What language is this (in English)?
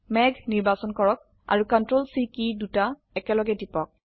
Assamese